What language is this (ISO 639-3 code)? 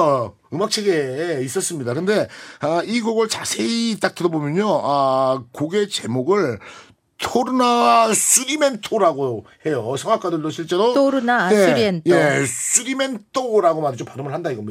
kor